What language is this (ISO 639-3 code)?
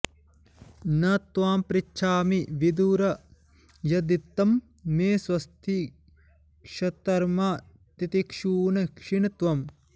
san